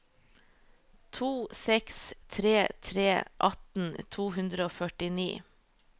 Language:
Norwegian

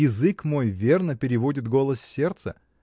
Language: Russian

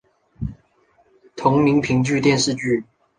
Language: Chinese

